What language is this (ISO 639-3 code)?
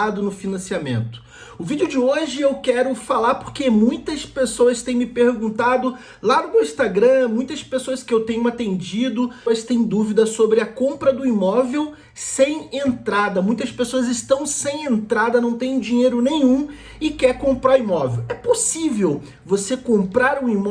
por